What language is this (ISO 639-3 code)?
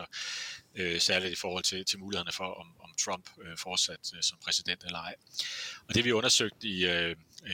dan